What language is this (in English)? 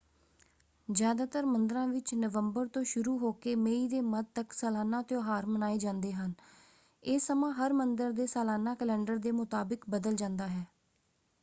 Punjabi